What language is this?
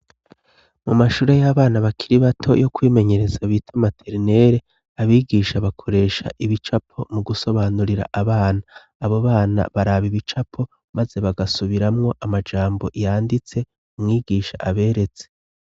Rundi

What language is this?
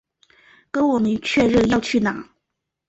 Chinese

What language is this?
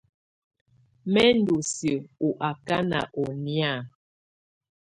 Tunen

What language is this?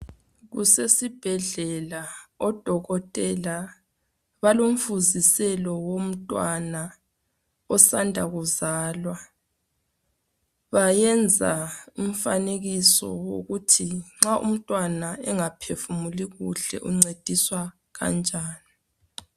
North Ndebele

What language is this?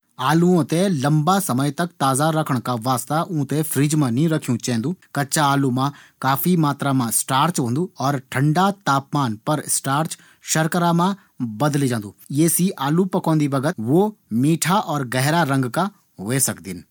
Garhwali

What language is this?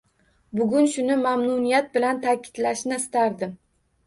Uzbek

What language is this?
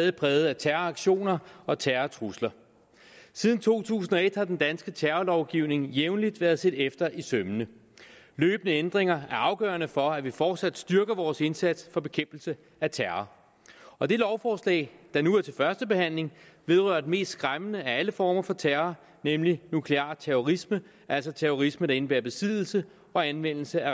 Danish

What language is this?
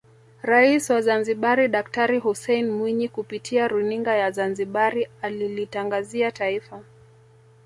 Swahili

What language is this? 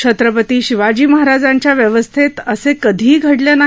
Marathi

